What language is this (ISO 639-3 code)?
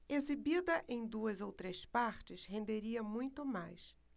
por